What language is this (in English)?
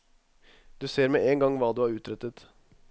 Norwegian